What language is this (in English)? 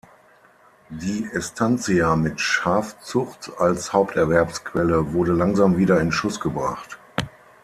German